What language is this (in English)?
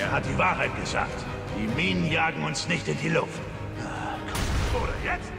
German